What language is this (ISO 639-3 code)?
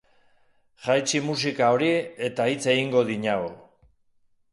eus